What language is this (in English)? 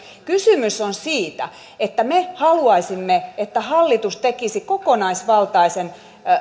Finnish